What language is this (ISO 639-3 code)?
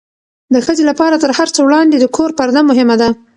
pus